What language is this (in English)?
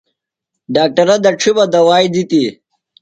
Phalura